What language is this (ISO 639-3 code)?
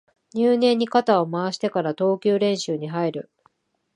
jpn